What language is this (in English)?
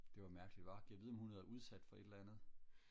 Danish